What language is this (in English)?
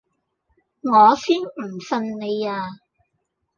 Cantonese